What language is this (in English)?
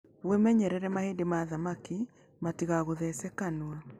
Kikuyu